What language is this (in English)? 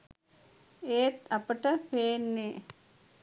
Sinhala